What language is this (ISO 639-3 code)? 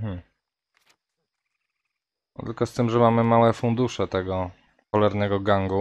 pol